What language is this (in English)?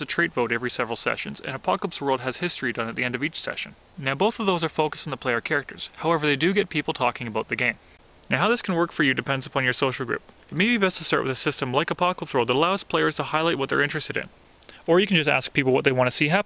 English